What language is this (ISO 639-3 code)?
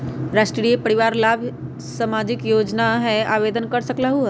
mag